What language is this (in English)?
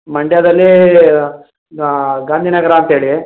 Kannada